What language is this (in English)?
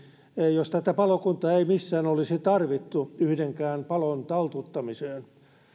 Finnish